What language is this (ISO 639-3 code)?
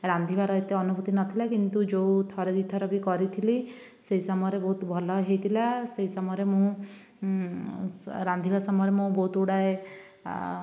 ori